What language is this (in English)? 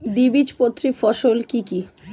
Bangla